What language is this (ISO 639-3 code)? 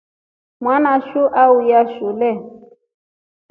rof